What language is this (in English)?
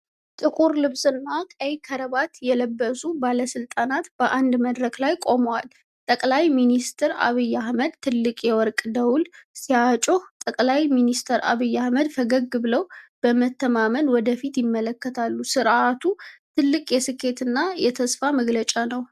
Amharic